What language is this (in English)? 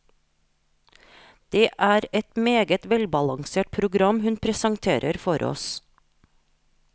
Norwegian